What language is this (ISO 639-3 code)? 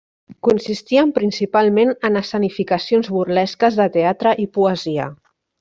cat